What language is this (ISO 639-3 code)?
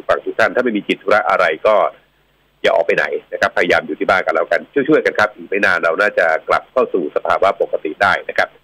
tha